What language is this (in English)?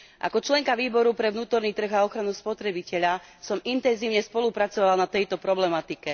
Slovak